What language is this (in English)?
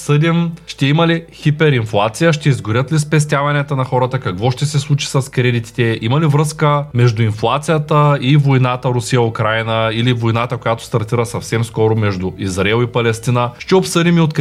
Bulgarian